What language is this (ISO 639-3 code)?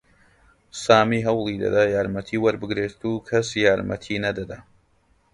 ckb